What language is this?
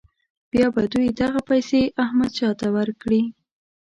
Pashto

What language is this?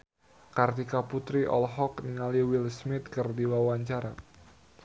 Sundanese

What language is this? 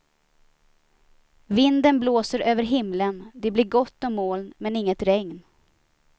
Swedish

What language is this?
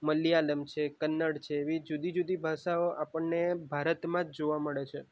Gujarati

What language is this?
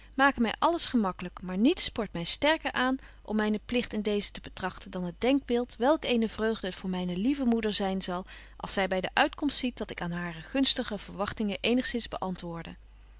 Dutch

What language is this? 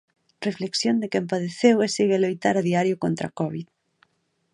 Galician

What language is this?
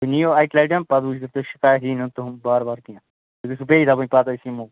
Kashmiri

